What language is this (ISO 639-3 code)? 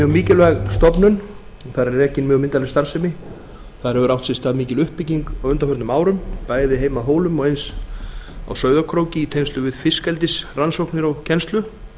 isl